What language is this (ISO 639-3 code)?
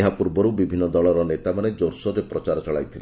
ori